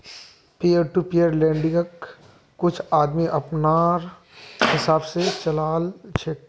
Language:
Magahi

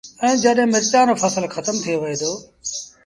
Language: Sindhi Bhil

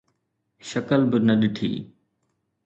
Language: Sindhi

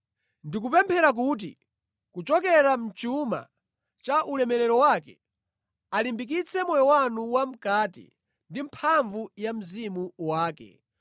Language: Nyanja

